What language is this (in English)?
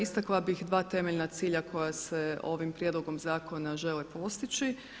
Croatian